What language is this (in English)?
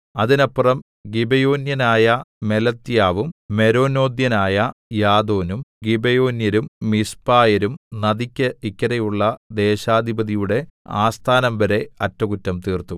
Malayalam